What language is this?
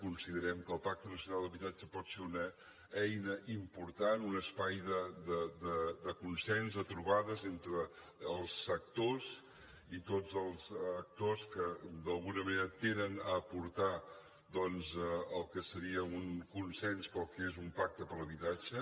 Catalan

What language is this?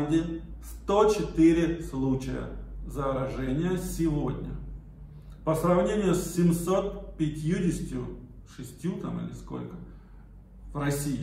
Russian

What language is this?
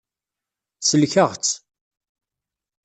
Kabyle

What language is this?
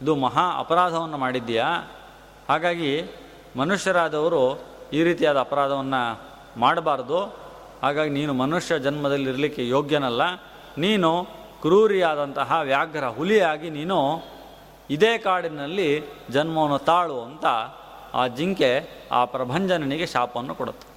Kannada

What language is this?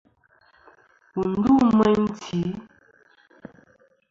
Kom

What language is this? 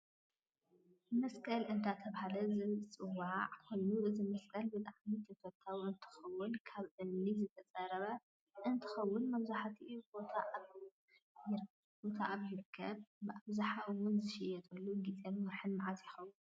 Tigrinya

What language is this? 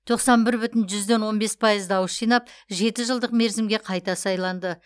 Kazakh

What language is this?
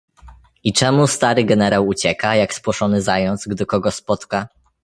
Polish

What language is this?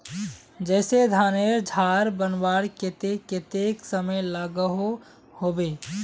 Magahi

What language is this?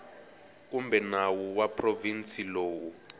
Tsonga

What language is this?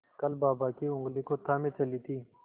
Hindi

